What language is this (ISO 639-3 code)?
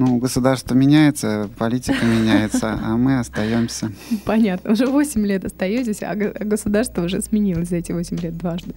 rus